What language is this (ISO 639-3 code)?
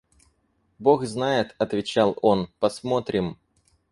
rus